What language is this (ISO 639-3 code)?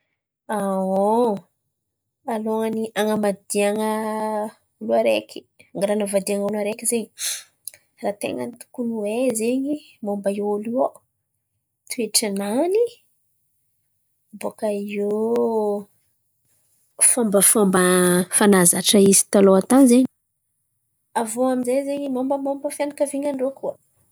xmv